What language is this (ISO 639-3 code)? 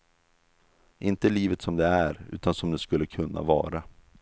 swe